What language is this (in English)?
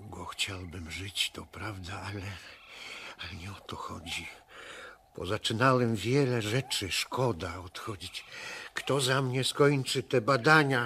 Polish